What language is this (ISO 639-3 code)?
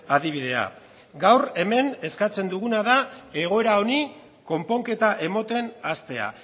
eus